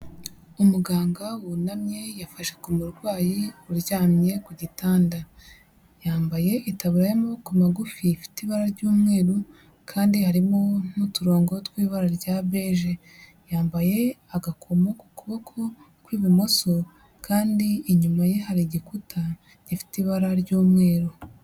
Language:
Kinyarwanda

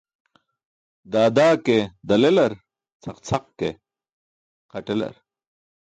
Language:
Burushaski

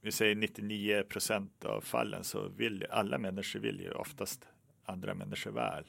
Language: Swedish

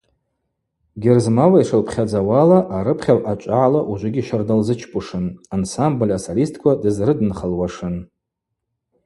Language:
Abaza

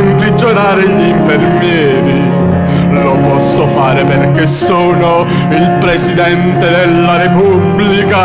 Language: Italian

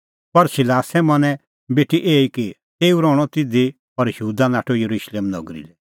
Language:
Kullu Pahari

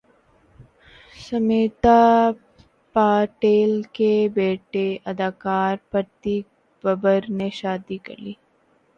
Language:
Urdu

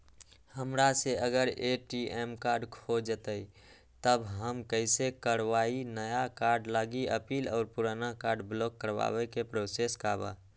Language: Magahi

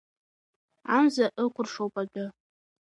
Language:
Abkhazian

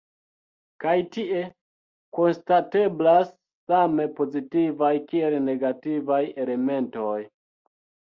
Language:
Esperanto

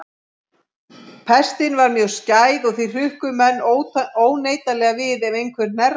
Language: Icelandic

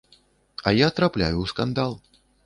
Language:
Belarusian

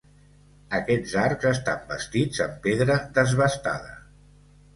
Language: Catalan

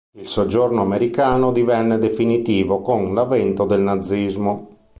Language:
Italian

